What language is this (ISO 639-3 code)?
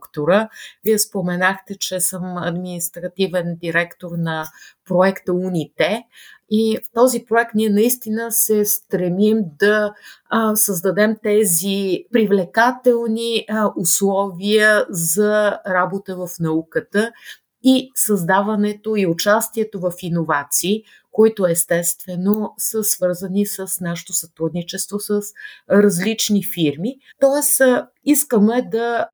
bul